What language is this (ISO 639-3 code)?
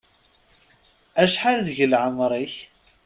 kab